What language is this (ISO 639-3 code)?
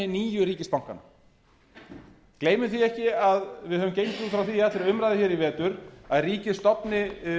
isl